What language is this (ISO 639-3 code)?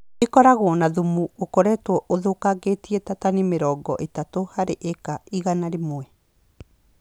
kik